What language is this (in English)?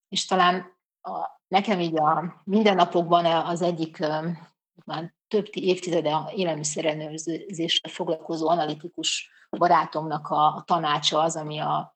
Hungarian